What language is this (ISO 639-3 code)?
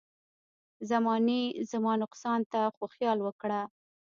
pus